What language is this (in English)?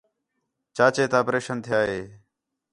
Khetrani